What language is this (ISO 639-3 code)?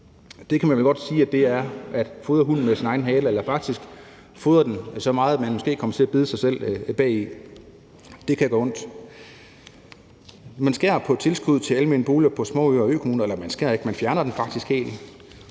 dan